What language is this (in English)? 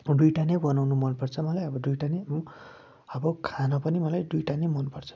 Nepali